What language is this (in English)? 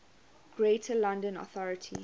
English